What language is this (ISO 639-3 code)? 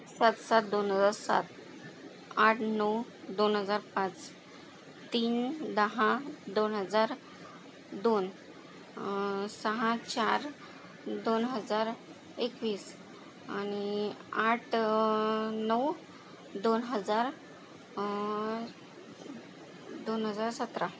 mar